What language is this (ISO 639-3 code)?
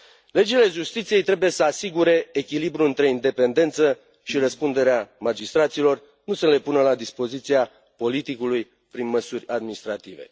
ron